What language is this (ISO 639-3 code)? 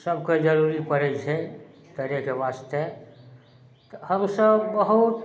mai